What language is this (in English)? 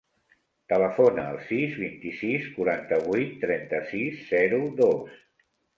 Catalan